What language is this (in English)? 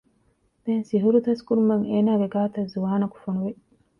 Divehi